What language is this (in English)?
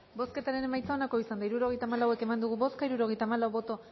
Basque